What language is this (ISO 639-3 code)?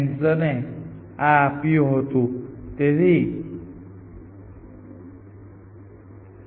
guj